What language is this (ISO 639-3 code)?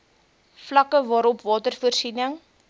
afr